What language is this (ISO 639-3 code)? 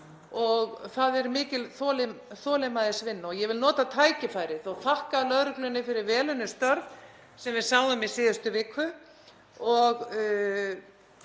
isl